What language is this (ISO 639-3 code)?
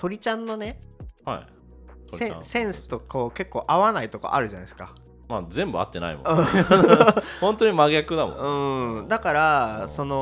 jpn